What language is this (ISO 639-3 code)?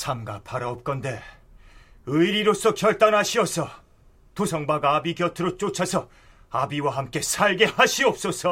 kor